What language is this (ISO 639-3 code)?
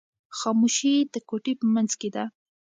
pus